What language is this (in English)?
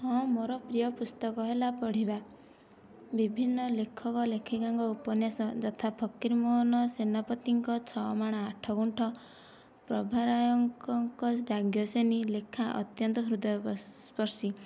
Odia